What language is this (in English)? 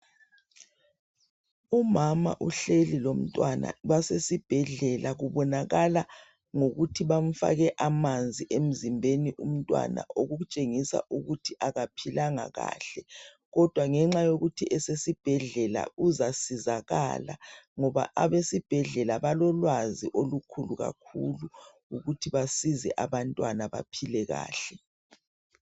North Ndebele